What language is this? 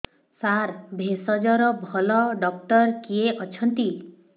Odia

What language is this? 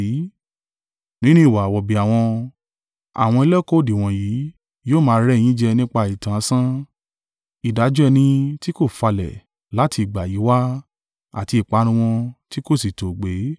Yoruba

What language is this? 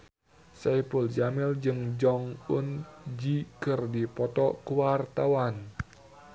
Sundanese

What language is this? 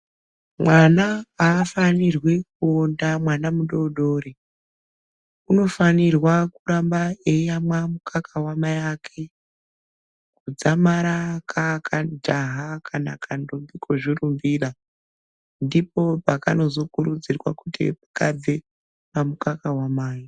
Ndau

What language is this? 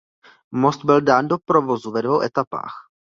Czech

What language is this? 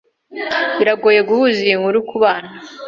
Kinyarwanda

